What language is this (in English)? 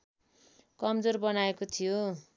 Nepali